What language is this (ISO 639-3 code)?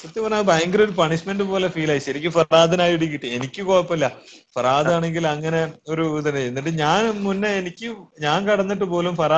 mal